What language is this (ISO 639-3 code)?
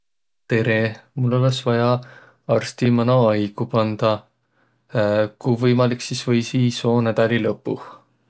vro